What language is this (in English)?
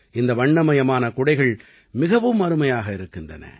Tamil